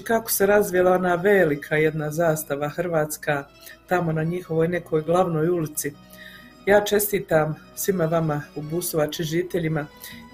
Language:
Croatian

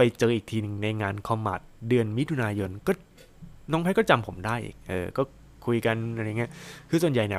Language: Thai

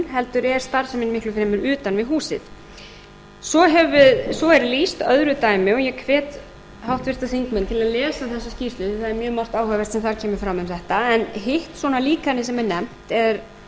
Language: Icelandic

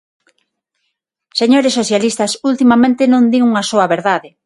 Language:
Galician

